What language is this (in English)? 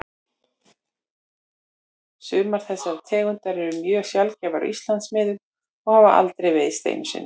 Icelandic